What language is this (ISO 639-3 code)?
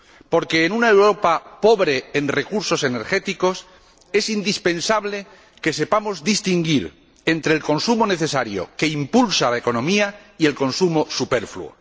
spa